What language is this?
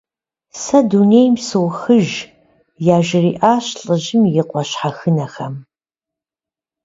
Kabardian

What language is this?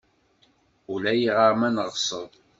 Kabyle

